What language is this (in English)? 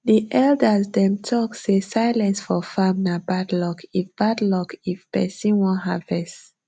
Nigerian Pidgin